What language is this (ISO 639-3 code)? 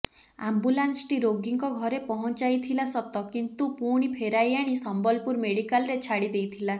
ori